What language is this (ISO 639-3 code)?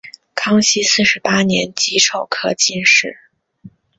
zho